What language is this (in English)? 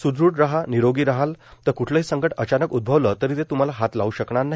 Marathi